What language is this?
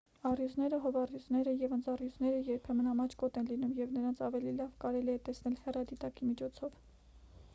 Armenian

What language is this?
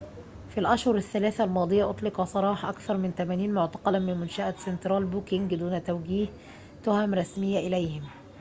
Arabic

